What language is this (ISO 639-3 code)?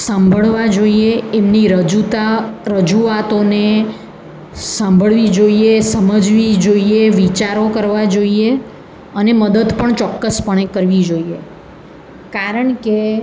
guj